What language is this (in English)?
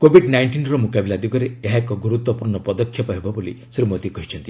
Odia